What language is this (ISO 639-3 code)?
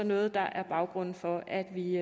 dan